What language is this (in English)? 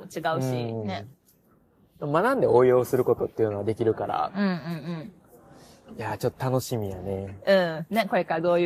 Japanese